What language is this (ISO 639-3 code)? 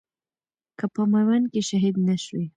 pus